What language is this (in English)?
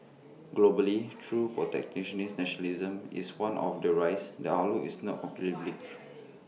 English